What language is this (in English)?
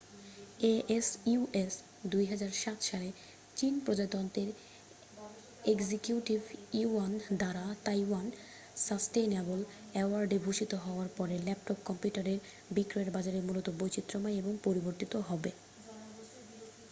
Bangla